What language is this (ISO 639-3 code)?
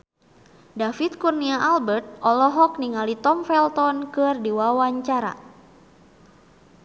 sun